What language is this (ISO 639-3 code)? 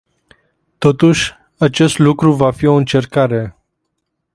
ron